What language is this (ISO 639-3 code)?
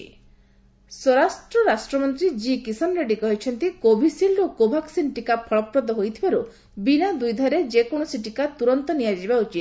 ori